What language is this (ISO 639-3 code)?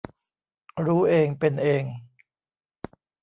tha